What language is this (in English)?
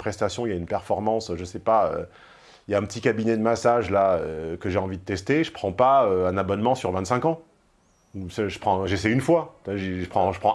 French